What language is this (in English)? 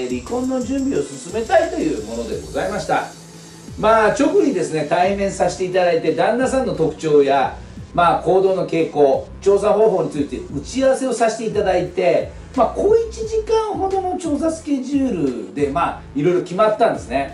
Japanese